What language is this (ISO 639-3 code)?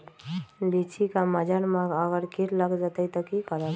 mag